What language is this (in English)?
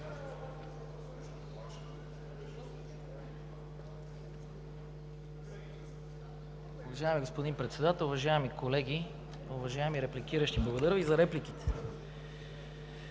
Bulgarian